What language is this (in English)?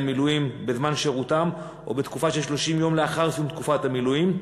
Hebrew